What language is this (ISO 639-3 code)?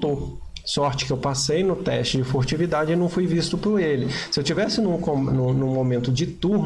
por